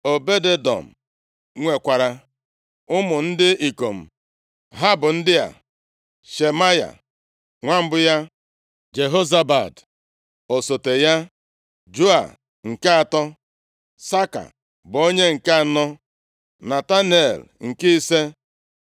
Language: Igbo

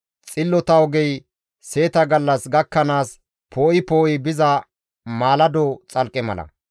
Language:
Gamo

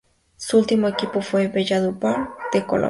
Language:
Spanish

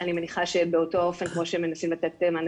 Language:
Hebrew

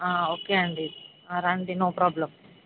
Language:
Telugu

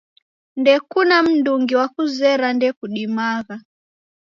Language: Taita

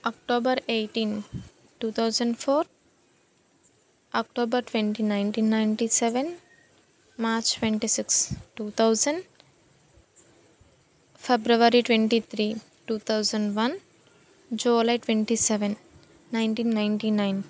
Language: Telugu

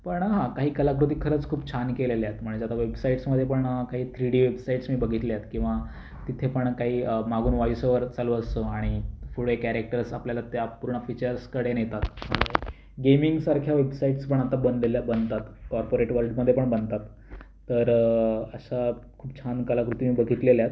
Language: Marathi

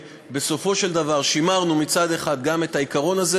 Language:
Hebrew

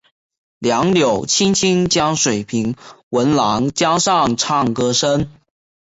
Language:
Chinese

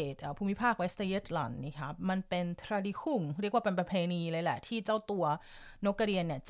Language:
Thai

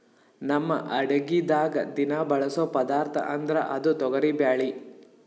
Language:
Kannada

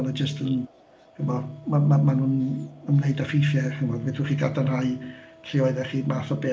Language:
Welsh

